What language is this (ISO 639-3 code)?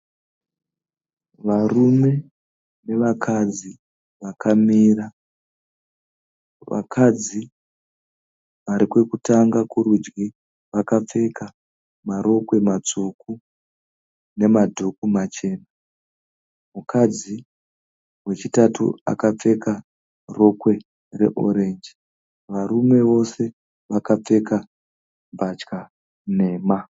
sna